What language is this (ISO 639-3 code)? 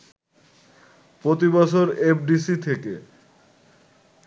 ben